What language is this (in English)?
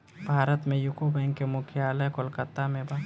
Bhojpuri